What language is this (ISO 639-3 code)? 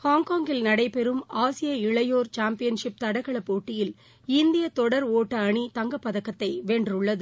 tam